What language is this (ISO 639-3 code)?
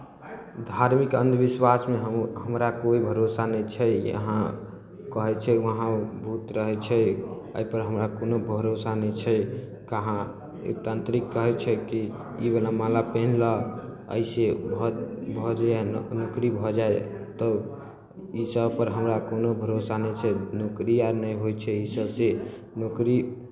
mai